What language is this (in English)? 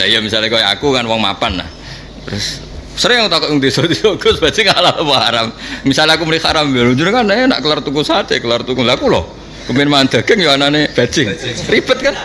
Indonesian